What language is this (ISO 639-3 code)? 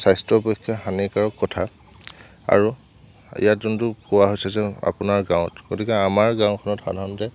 asm